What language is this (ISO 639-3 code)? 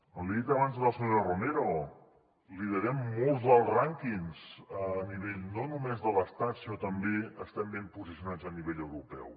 cat